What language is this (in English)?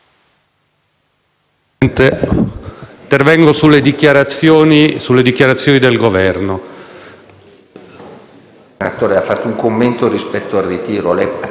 Italian